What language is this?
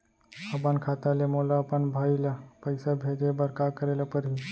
Chhattisgarhi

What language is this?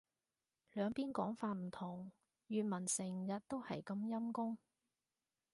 Cantonese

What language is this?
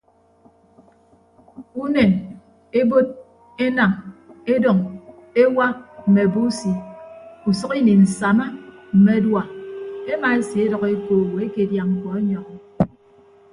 Ibibio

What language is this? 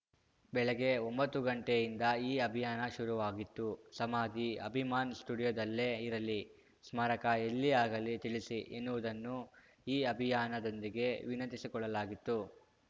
Kannada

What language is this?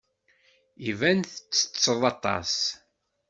Kabyle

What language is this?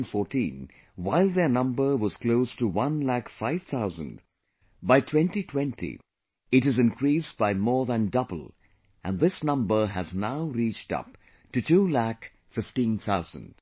English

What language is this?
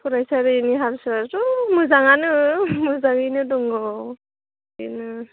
Bodo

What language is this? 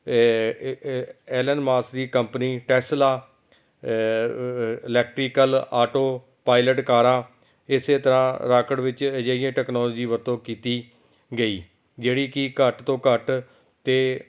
Punjabi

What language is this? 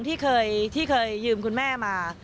Thai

